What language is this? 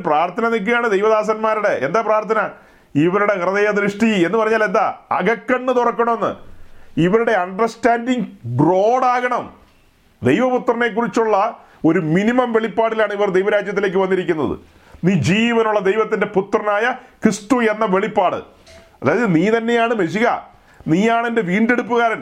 Malayalam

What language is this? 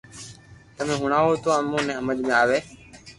Loarki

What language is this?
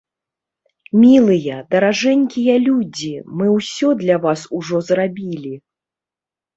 Belarusian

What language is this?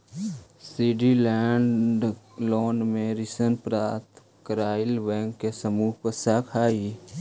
Magahi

